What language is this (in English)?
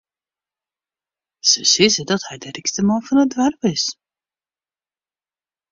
Western Frisian